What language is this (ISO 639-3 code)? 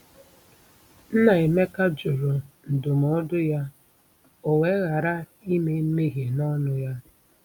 ibo